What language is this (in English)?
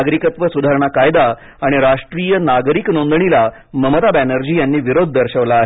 Marathi